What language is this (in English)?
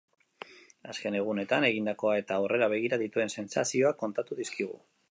Basque